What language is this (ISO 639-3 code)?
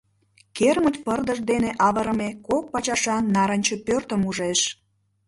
chm